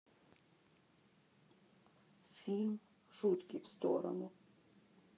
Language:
Russian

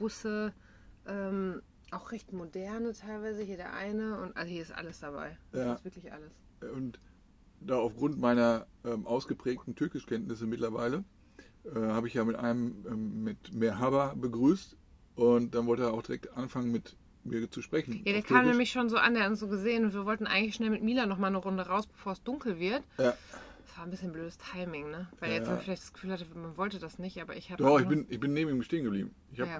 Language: German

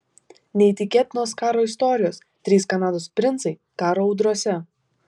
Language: Lithuanian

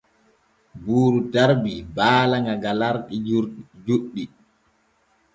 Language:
Borgu Fulfulde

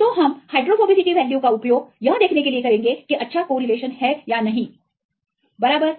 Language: Hindi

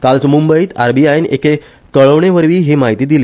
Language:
Konkani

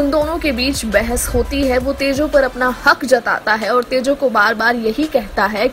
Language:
Hindi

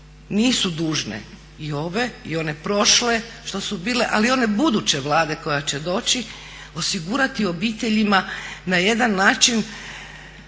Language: Croatian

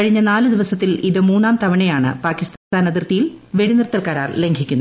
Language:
Malayalam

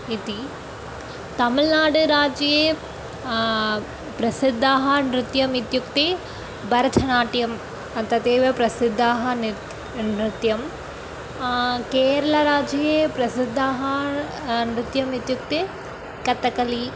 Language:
Sanskrit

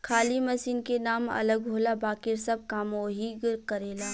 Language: Bhojpuri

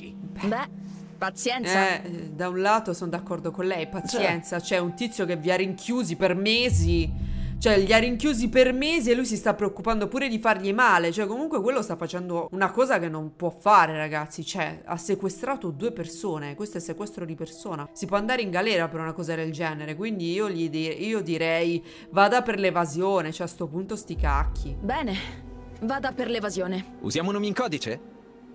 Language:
Italian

